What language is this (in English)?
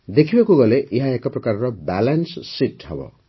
Odia